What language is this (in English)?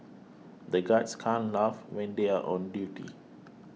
English